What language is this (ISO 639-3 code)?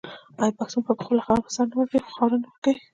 pus